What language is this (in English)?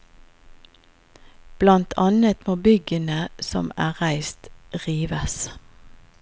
Norwegian